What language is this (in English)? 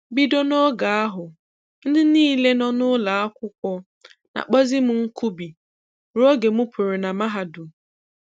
Igbo